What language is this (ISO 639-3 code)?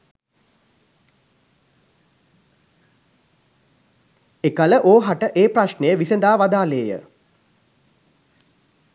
sin